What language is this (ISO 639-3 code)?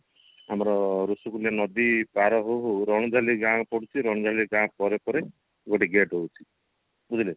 ori